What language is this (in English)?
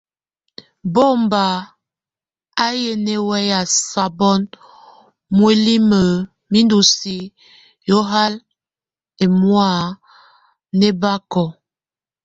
Tunen